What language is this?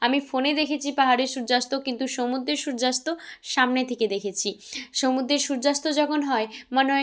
Bangla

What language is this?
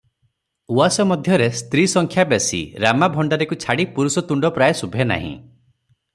Odia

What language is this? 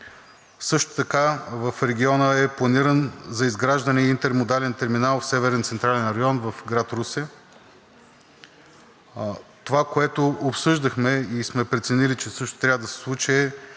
Bulgarian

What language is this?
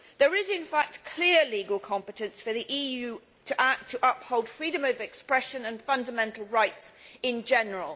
English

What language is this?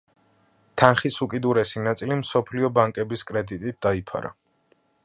Georgian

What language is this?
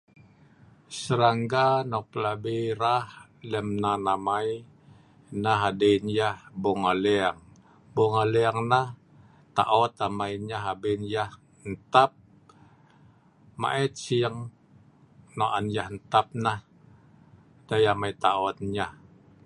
Sa'ban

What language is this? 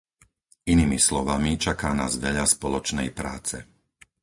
Slovak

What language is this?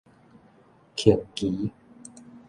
Min Nan Chinese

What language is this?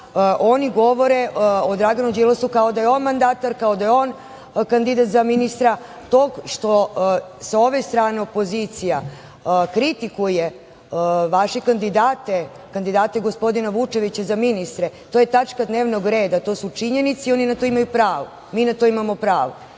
Serbian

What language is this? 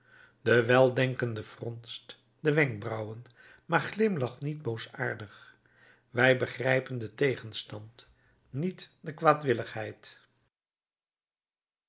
Dutch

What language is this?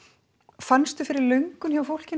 Icelandic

